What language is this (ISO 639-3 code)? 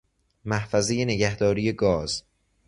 fas